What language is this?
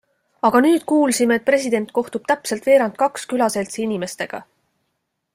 Estonian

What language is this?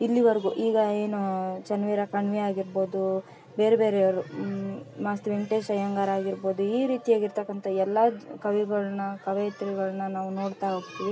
Kannada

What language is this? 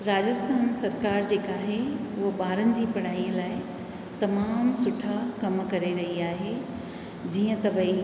Sindhi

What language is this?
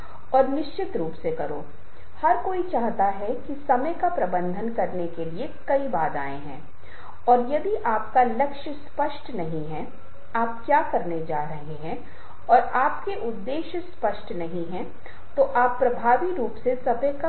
Hindi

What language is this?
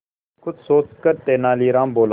Hindi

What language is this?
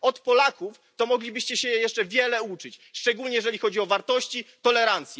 Polish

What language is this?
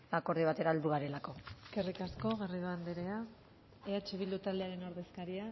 Basque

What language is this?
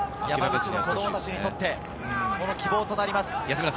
Japanese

